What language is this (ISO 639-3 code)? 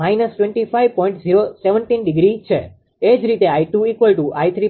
guj